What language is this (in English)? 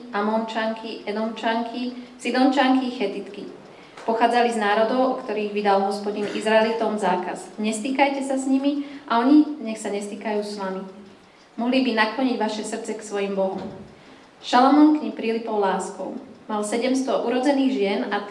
Slovak